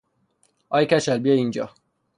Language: Persian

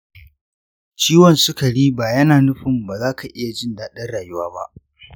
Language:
Hausa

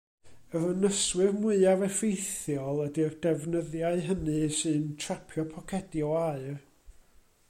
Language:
Welsh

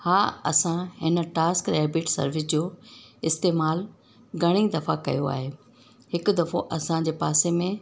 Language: Sindhi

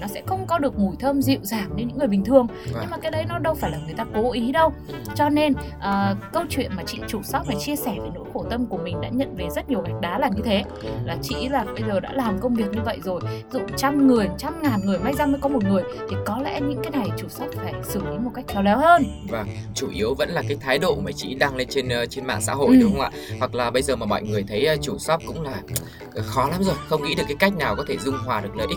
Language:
Vietnamese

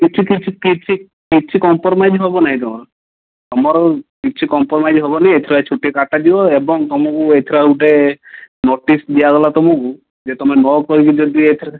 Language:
Odia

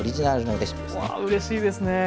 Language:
Japanese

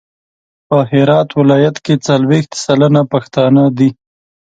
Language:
Pashto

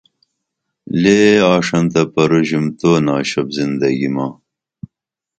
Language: Dameli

